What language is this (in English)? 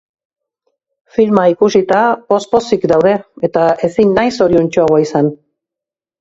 Basque